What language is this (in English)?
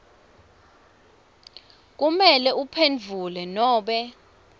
Swati